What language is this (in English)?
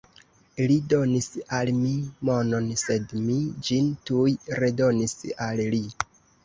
Esperanto